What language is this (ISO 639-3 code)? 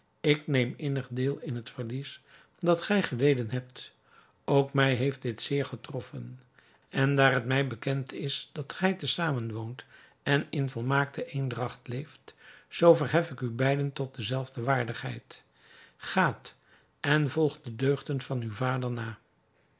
nld